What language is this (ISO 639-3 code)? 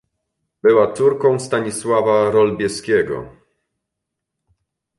pol